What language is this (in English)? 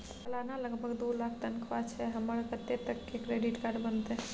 Maithili